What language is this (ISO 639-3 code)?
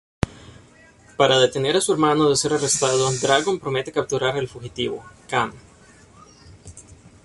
spa